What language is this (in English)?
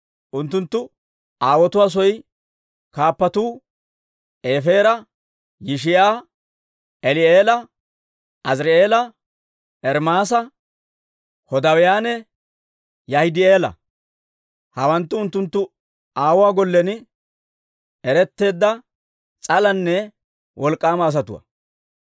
Dawro